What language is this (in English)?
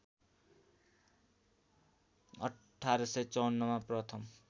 Nepali